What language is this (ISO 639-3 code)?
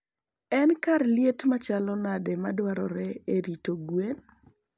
luo